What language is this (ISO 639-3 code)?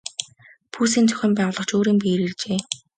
mon